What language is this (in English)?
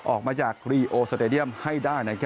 Thai